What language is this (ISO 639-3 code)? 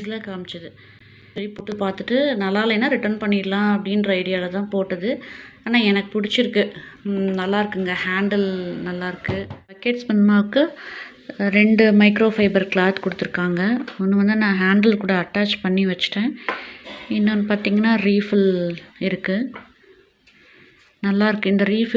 tam